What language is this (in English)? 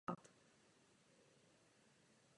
Czech